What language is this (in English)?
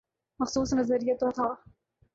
Urdu